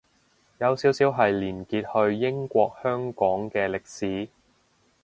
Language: Cantonese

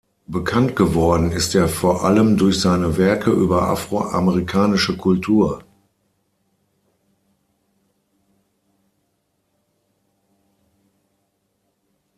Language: German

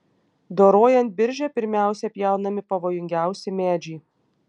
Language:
Lithuanian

